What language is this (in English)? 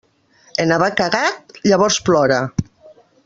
Catalan